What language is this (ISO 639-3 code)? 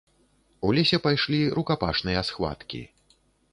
bel